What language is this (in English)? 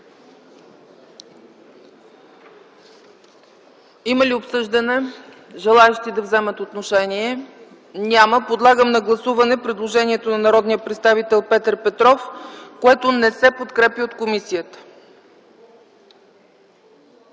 Bulgarian